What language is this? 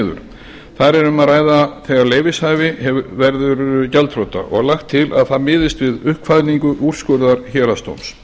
Icelandic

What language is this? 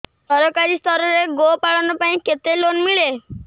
Odia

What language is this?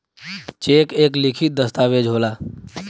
Bhojpuri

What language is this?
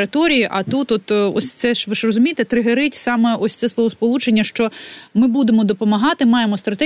Ukrainian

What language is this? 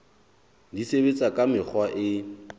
Southern Sotho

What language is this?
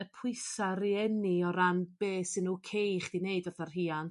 Welsh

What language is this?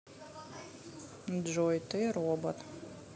Russian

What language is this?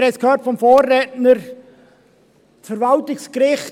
Swiss German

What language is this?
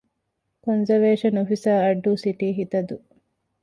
Divehi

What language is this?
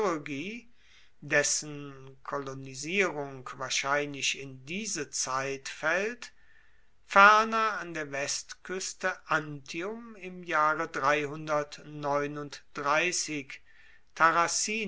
German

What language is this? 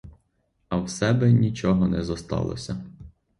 Ukrainian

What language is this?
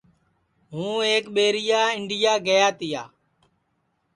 Sansi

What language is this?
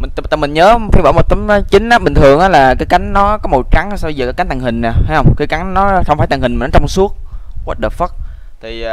Vietnamese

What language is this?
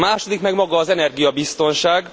Hungarian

